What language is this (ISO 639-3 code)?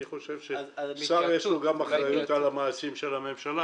heb